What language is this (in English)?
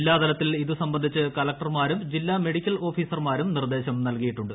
Malayalam